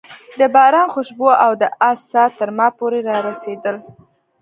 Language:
Pashto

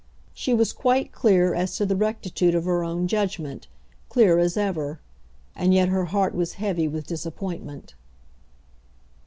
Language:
English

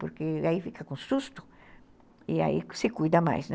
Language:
Portuguese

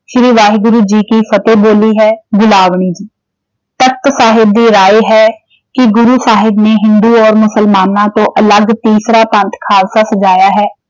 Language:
Punjabi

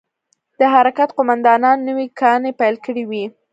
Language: Pashto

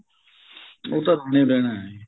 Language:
Punjabi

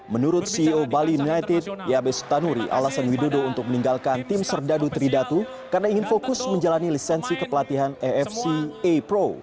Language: Indonesian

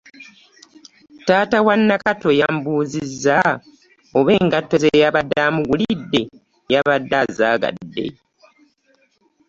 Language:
Ganda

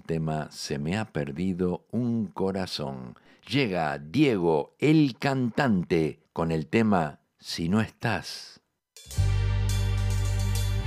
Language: Spanish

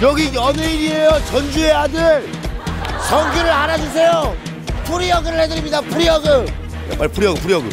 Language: Korean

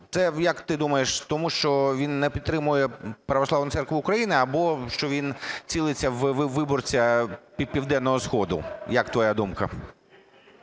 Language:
Ukrainian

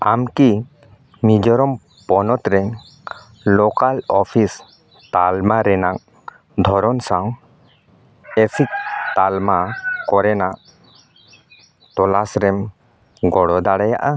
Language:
Santali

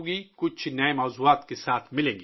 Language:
Urdu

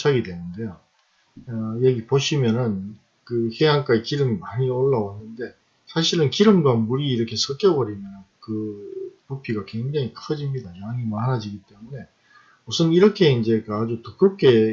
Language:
Korean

